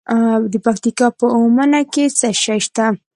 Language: Pashto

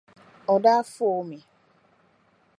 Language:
Dagbani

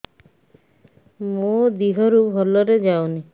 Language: Odia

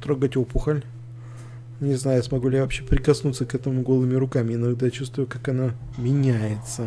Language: Russian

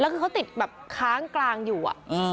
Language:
Thai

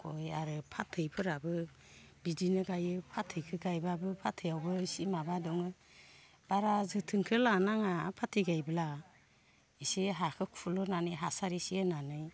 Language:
Bodo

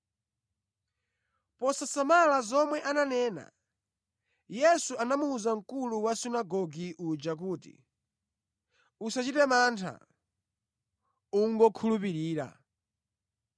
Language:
Nyanja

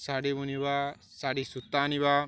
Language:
Odia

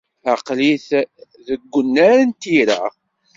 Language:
Kabyle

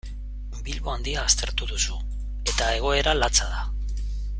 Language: Basque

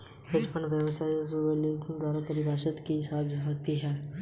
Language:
Hindi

